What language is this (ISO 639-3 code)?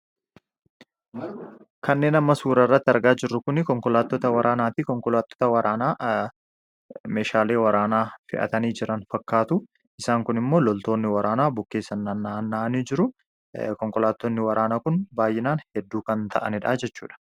orm